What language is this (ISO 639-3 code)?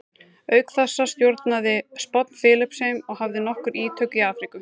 isl